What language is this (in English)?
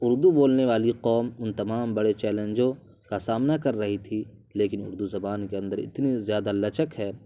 Urdu